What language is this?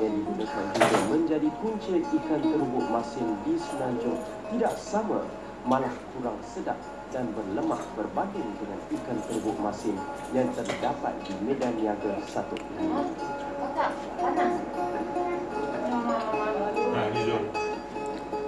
Malay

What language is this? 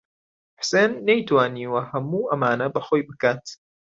Central Kurdish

